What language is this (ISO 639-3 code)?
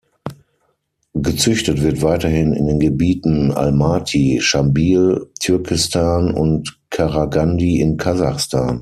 deu